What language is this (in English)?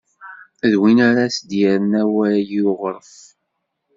Kabyle